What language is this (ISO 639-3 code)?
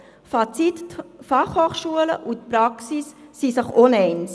gsw